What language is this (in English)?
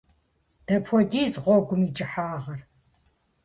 Kabardian